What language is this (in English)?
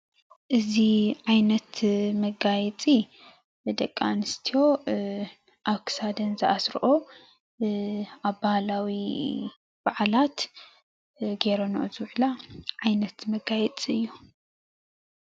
Tigrinya